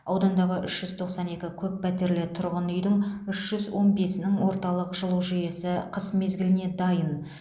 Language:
Kazakh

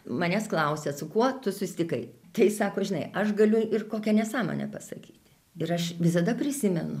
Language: Lithuanian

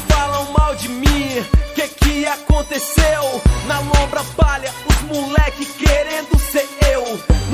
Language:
Portuguese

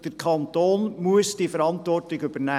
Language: Swiss German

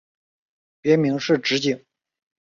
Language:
Chinese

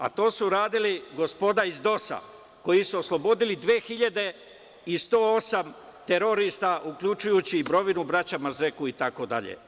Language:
Serbian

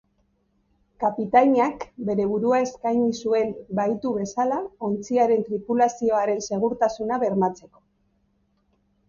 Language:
Basque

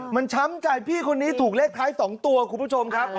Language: Thai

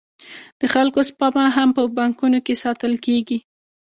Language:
Pashto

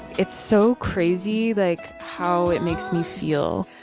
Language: English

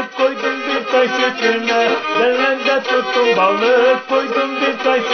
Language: Romanian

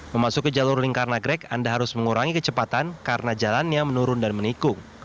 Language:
Indonesian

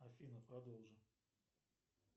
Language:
Russian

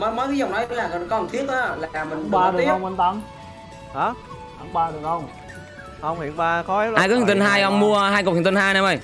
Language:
Vietnamese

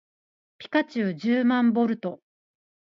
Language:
Japanese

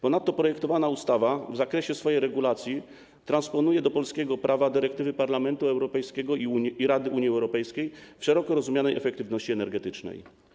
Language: Polish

